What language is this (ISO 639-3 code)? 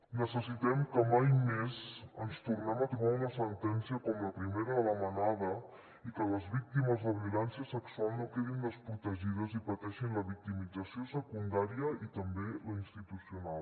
cat